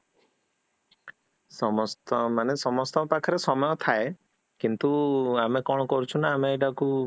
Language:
Odia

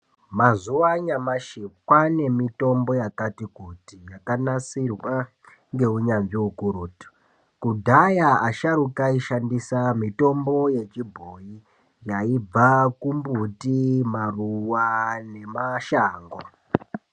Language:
Ndau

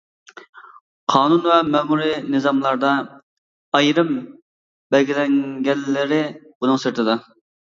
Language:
Uyghur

